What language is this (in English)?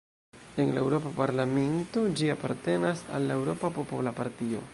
Esperanto